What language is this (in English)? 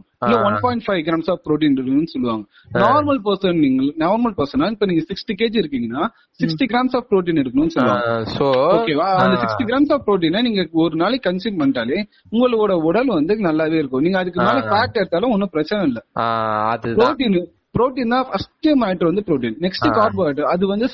Tamil